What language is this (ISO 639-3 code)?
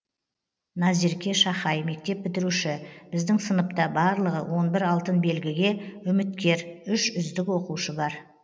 kaz